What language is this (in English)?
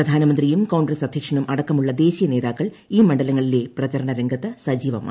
Malayalam